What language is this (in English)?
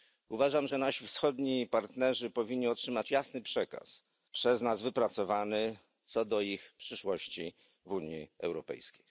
Polish